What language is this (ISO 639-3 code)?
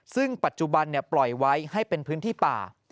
tha